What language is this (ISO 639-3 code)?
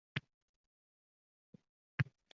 uzb